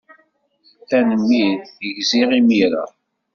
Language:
Kabyle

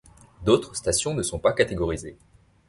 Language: French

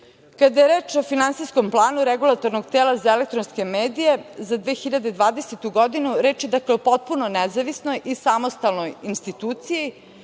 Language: Serbian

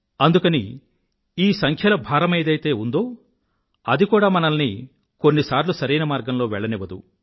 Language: Telugu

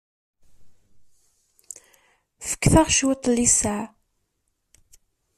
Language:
Kabyle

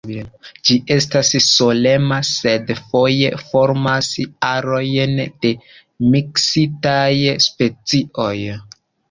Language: Esperanto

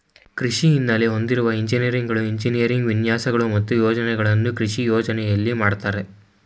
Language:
Kannada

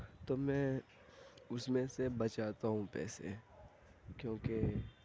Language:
Urdu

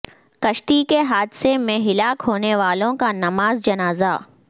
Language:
Urdu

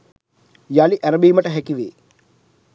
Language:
Sinhala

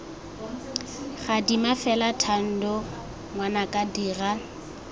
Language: Tswana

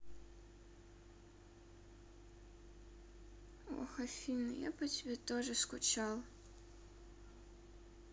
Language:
Russian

